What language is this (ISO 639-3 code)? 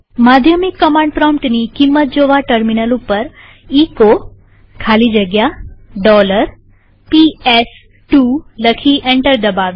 guj